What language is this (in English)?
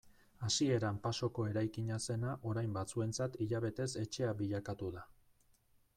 Basque